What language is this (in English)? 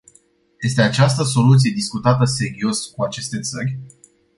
Romanian